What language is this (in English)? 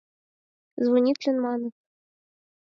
Mari